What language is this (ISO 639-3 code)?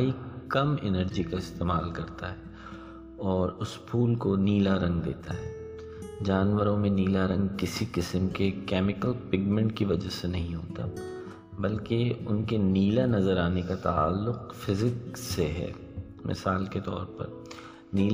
urd